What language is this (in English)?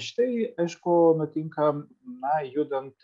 Lithuanian